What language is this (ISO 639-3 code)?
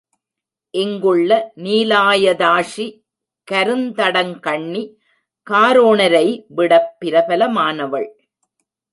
tam